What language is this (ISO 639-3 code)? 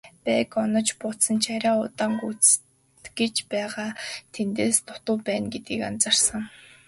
mon